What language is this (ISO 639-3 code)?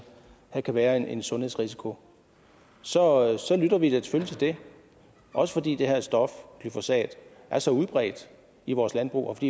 dan